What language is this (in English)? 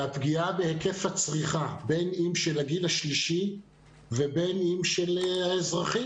Hebrew